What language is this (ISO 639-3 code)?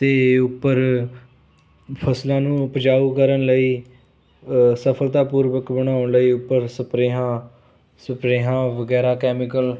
pan